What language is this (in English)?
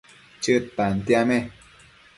Matsés